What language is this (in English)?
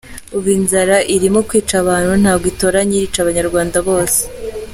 Kinyarwanda